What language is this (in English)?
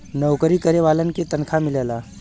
Bhojpuri